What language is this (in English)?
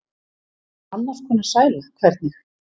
Icelandic